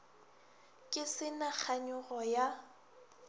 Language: Northern Sotho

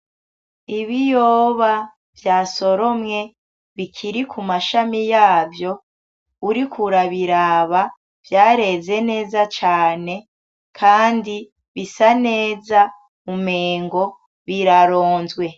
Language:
Rundi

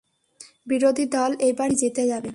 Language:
Bangla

